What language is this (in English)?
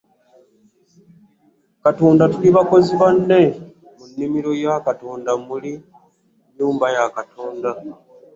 Ganda